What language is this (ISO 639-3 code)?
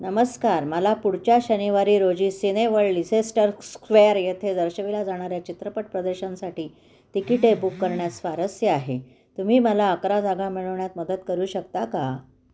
mar